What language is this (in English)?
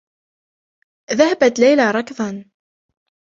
Arabic